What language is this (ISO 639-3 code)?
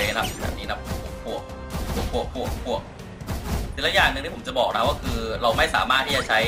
tha